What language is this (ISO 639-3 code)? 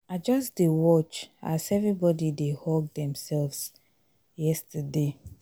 pcm